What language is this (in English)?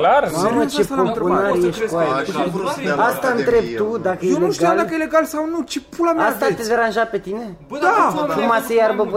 Romanian